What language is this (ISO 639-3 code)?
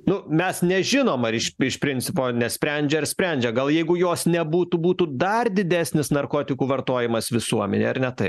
lit